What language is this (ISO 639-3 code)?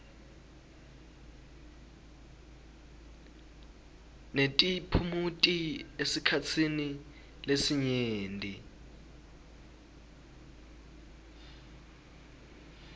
ssw